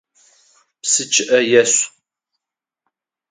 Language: Adyghe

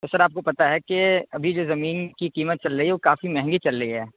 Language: Urdu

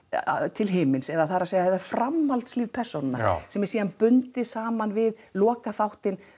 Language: Icelandic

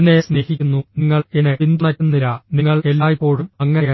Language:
Malayalam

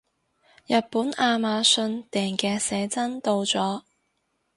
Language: Cantonese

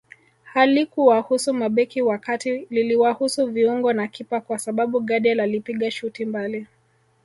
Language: Swahili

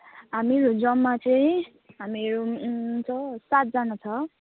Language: Nepali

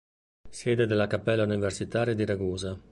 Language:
Italian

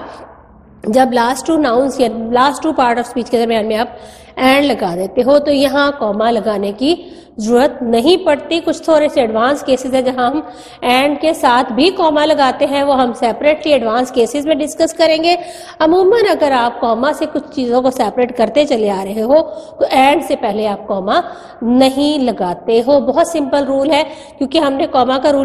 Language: Hindi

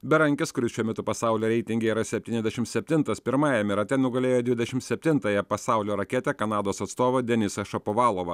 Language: Lithuanian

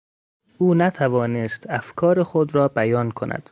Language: Persian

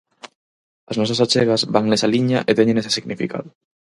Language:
Galician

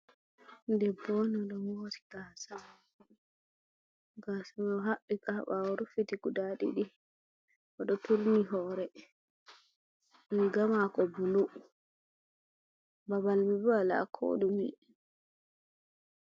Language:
Fula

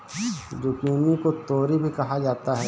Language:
Hindi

